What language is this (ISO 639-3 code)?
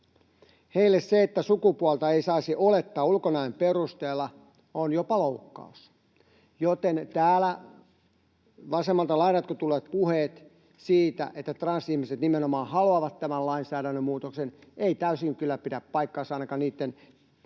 fin